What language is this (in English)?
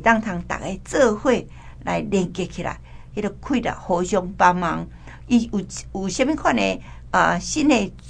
Chinese